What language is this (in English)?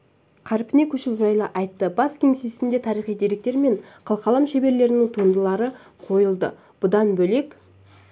Kazakh